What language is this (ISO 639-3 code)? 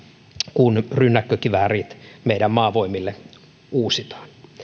fin